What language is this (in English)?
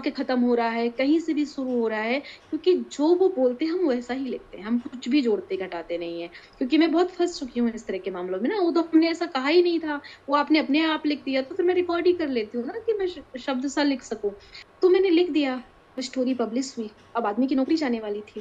Hindi